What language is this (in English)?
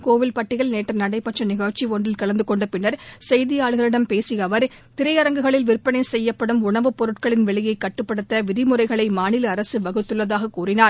Tamil